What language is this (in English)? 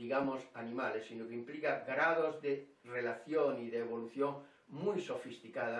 Spanish